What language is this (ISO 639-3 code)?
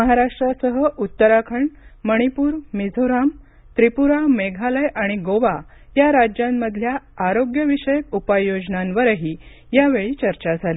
mar